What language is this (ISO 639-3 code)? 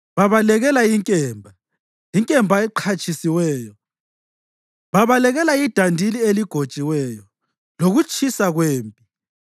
nde